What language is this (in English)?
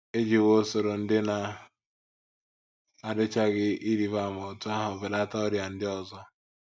Igbo